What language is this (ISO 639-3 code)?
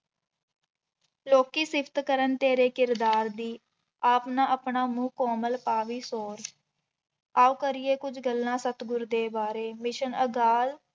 pan